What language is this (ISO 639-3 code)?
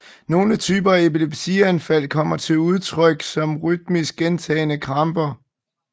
dan